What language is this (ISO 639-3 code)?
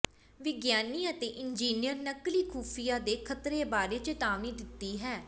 pan